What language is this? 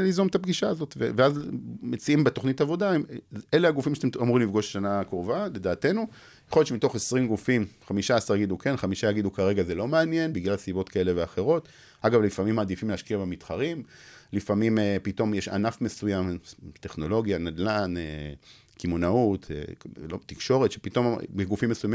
Hebrew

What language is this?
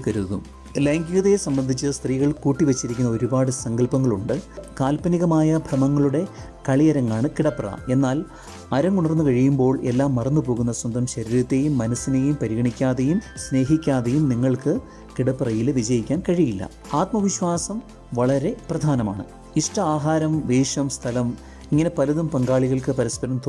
Malayalam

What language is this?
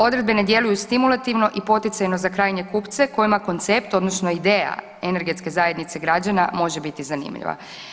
Croatian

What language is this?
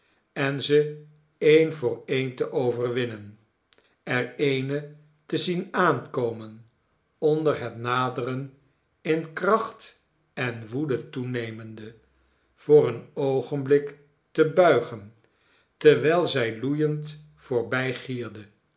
Dutch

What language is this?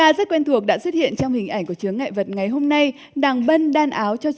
Vietnamese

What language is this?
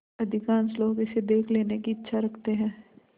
Hindi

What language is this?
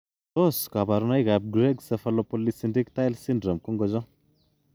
Kalenjin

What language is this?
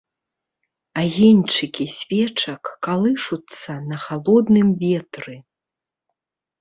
Belarusian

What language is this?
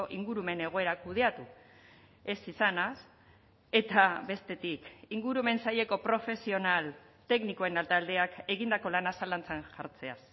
Basque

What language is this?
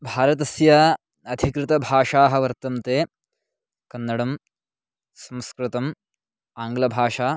Sanskrit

